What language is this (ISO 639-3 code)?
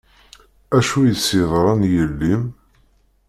kab